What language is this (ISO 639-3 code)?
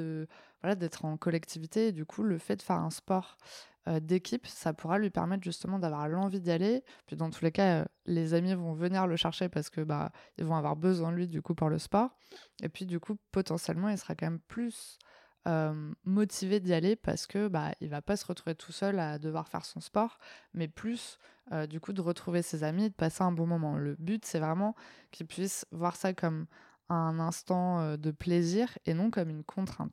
fra